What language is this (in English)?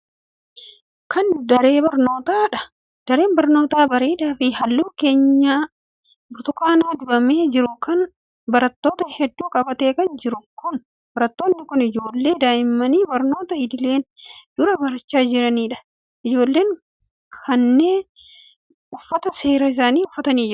Oromo